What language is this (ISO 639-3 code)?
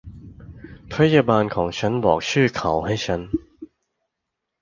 tha